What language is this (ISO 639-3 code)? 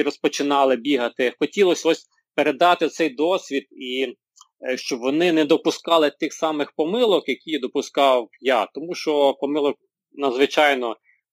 ukr